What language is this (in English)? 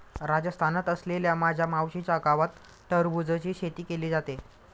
Marathi